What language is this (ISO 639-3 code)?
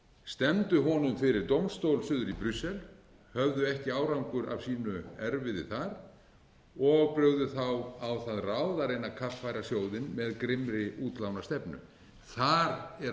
isl